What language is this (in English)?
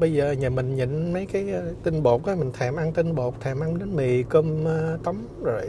Vietnamese